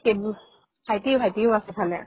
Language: Assamese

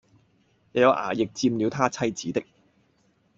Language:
Cantonese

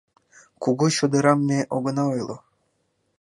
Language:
Mari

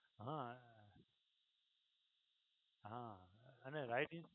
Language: Gujarati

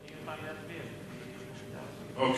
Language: Hebrew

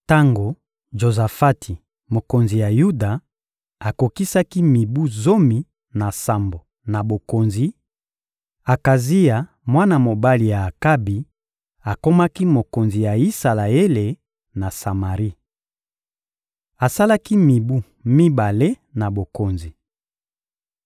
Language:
Lingala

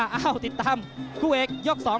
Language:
Thai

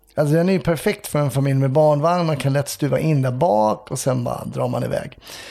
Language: Swedish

